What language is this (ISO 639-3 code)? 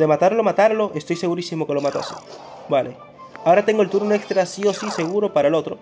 spa